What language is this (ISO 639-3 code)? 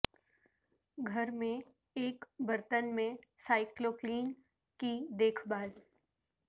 urd